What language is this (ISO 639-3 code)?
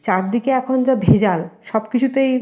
ben